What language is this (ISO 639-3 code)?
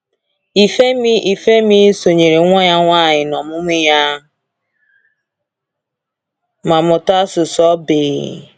ibo